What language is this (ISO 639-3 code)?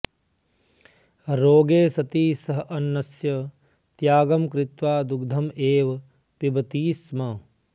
san